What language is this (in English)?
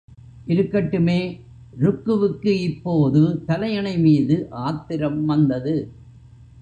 Tamil